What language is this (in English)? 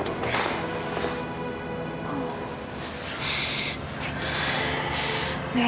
Indonesian